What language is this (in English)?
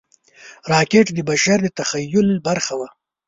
Pashto